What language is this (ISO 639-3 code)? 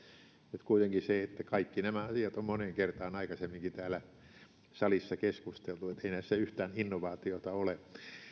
fin